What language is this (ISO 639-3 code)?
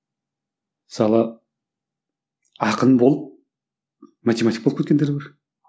kaz